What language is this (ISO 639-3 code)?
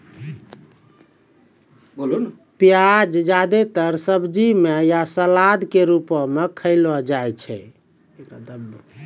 mai